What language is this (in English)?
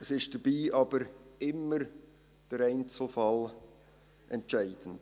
Swiss German